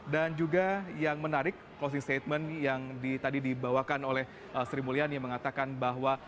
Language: Indonesian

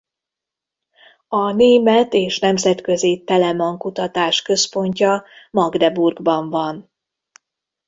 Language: Hungarian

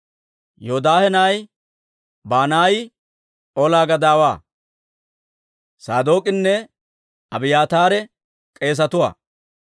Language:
Dawro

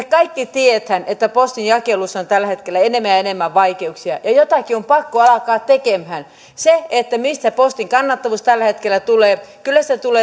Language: Finnish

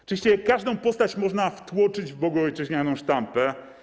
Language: Polish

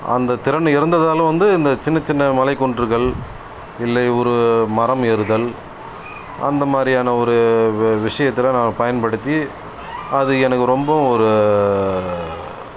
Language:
Tamil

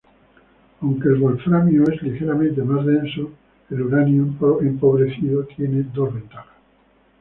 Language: Spanish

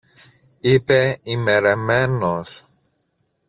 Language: Greek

